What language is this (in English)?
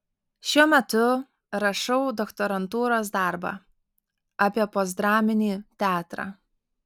Lithuanian